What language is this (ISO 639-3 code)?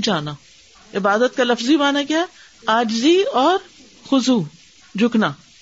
urd